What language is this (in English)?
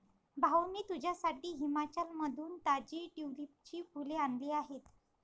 Marathi